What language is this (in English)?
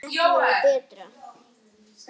Icelandic